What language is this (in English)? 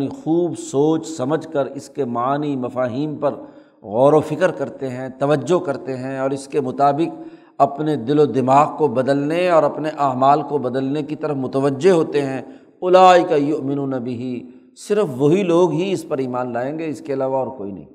Urdu